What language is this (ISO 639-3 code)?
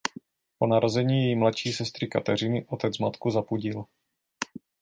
ces